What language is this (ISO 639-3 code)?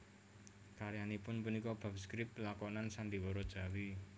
jav